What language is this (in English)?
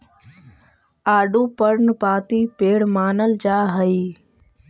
Magahi